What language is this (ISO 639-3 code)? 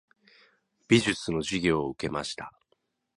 jpn